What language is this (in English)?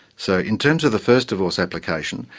English